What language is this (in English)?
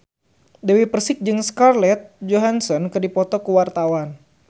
Sundanese